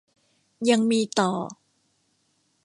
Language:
Thai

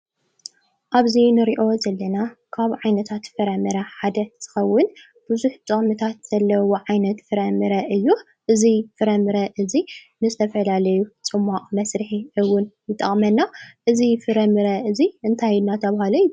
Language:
Tigrinya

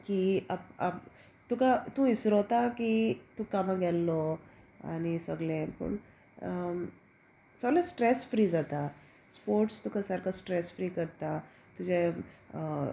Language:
Konkani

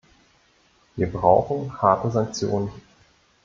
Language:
German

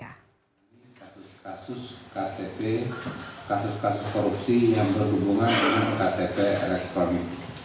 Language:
Indonesian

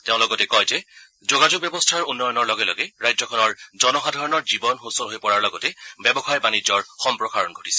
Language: Assamese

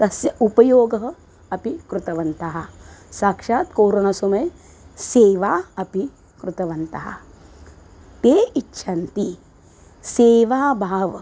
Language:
Sanskrit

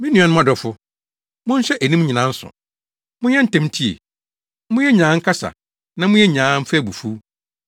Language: Akan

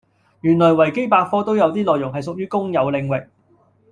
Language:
Cantonese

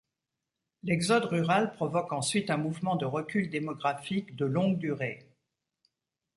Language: French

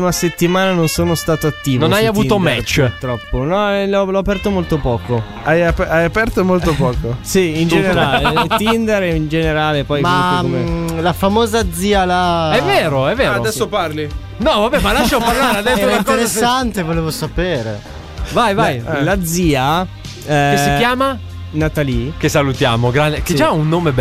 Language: Italian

